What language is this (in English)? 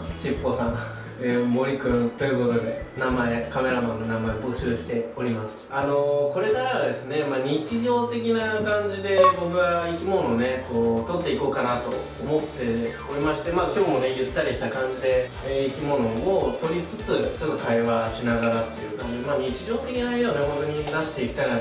Japanese